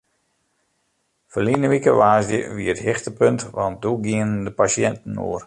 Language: Western Frisian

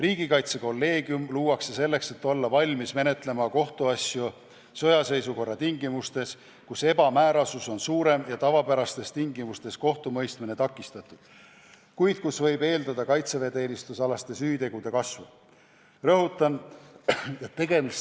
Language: Estonian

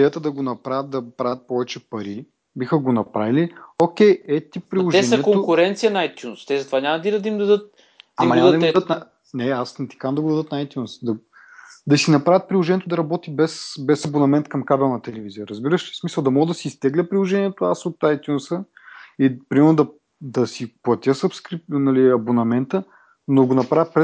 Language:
Bulgarian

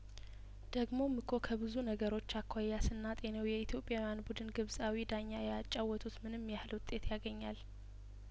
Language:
Amharic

